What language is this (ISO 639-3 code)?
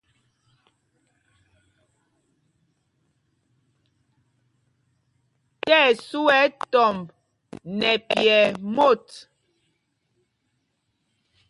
mgg